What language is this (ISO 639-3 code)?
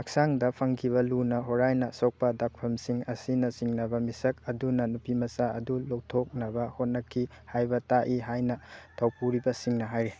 mni